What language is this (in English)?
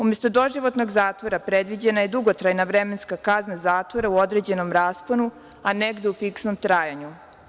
Serbian